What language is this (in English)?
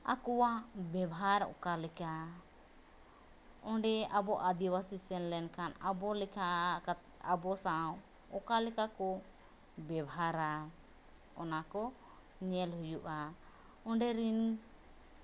Santali